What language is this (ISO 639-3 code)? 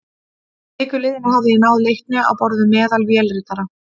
isl